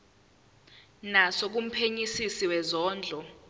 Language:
Zulu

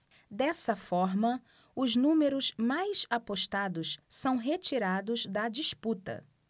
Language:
Portuguese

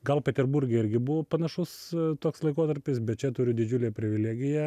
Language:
Lithuanian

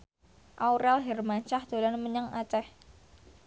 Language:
Javanese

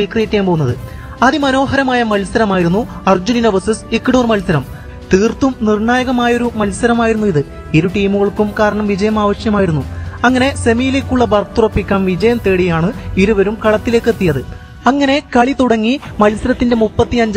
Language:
Malayalam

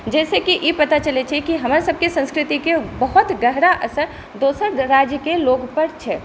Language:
Maithili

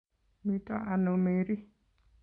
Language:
Kalenjin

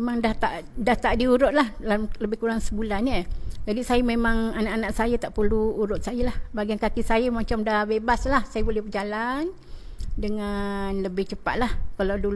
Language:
Malay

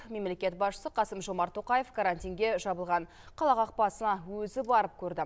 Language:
Kazakh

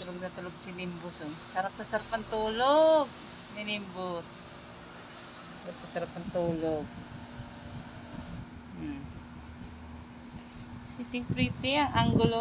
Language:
Filipino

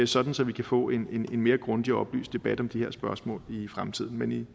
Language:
Danish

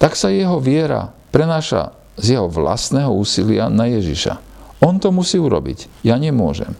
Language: Slovak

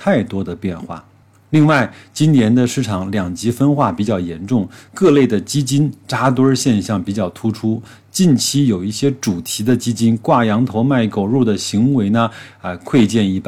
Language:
Chinese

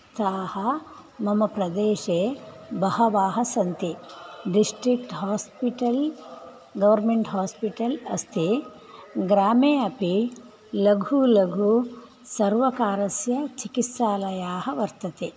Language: Sanskrit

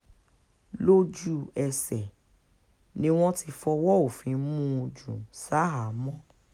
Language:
Yoruba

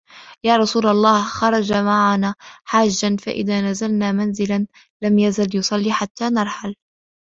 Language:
Arabic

